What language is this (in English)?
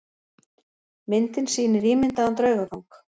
Icelandic